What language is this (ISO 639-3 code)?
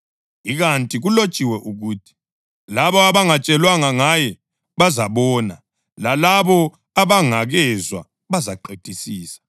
nde